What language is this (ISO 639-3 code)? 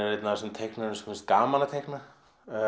isl